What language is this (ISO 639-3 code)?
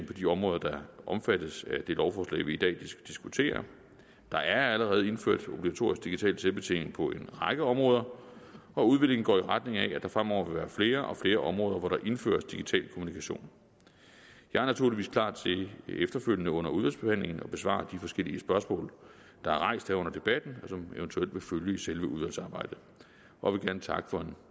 dan